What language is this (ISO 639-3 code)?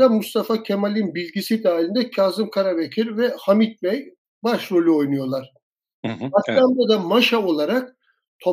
tur